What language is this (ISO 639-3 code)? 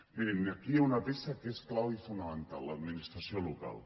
cat